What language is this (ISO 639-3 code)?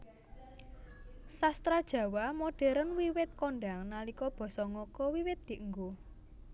jav